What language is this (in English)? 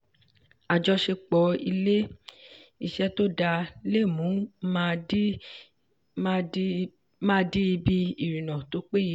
Yoruba